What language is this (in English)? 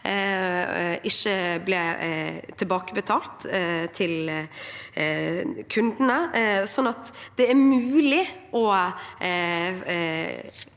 Norwegian